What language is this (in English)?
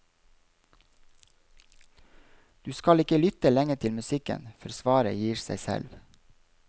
Norwegian